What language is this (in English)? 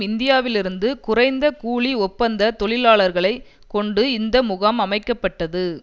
Tamil